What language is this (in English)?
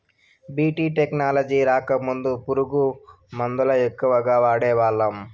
Telugu